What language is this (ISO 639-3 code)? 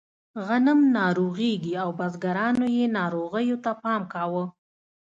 pus